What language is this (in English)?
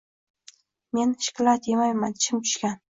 Uzbek